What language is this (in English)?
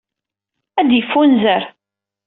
Kabyle